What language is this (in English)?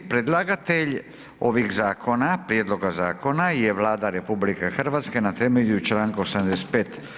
Croatian